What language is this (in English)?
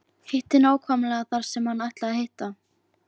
Icelandic